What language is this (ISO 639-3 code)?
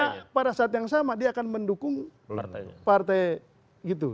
ind